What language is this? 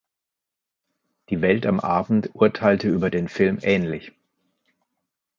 German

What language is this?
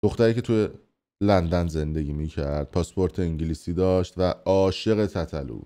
Persian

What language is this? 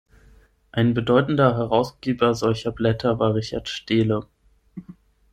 German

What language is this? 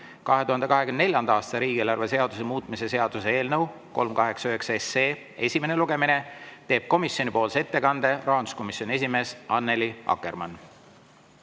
Estonian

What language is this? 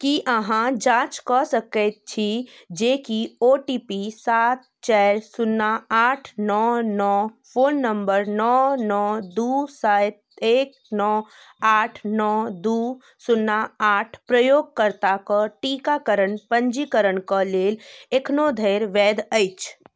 Maithili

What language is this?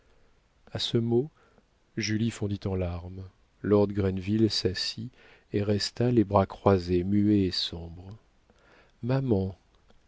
French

